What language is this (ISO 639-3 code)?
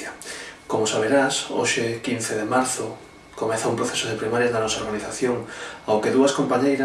glg